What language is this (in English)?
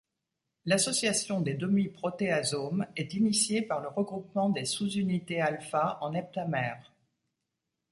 French